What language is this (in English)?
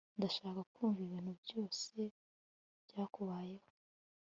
Kinyarwanda